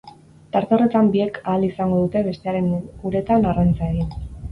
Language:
Basque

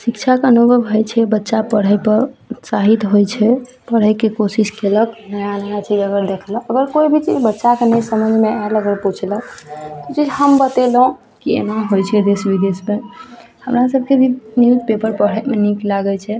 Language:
Maithili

